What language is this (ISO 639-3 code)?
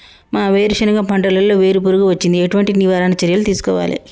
tel